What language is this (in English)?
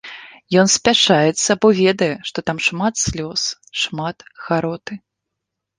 Belarusian